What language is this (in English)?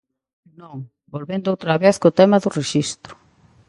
Galician